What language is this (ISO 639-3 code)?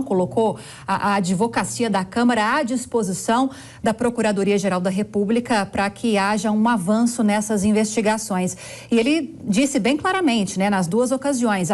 por